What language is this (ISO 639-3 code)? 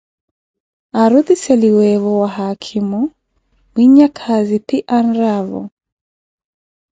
eko